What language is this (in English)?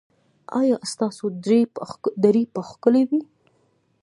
Pashto